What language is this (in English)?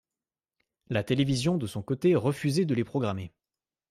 French